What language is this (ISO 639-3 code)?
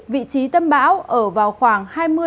vie